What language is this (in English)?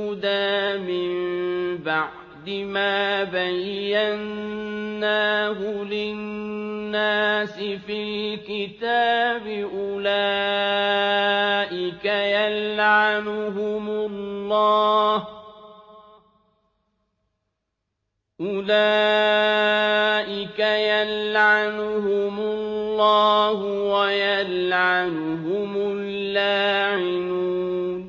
Arabic